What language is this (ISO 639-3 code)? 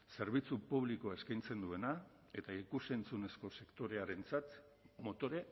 eus